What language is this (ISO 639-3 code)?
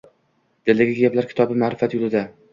uzb